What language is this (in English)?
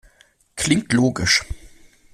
German